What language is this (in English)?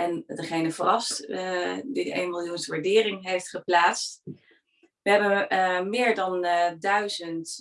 Dutch